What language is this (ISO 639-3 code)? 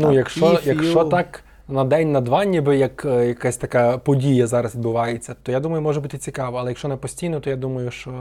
ukr